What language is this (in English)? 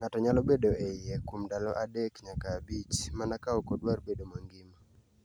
Luo (Kenya and Tanzania)